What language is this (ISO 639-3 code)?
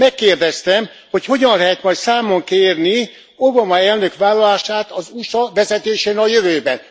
hun